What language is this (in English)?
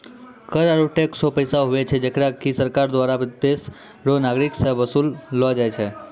Maithili